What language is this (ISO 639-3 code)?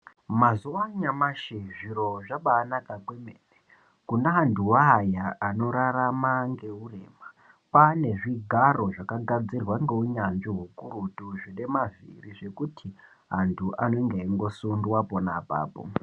ndc